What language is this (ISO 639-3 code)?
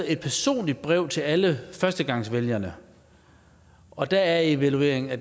dan